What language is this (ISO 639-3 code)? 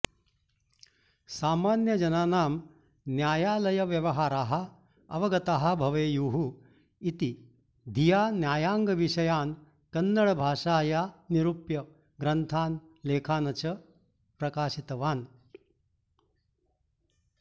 san